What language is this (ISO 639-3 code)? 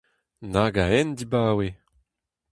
bre